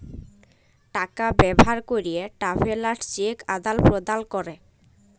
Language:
Bangla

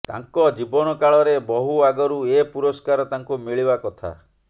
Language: Odia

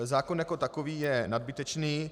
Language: Czech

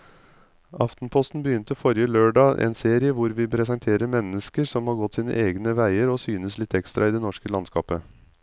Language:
Norwegian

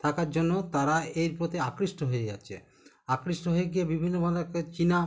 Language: Bangla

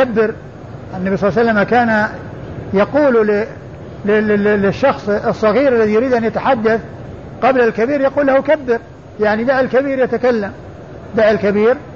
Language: Arabic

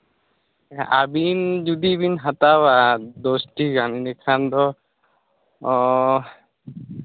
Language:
Santali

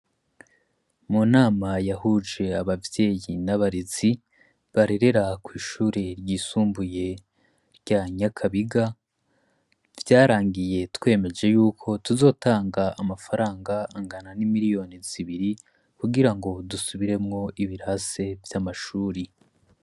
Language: Rundi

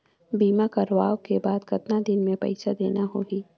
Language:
Chhattisgarhi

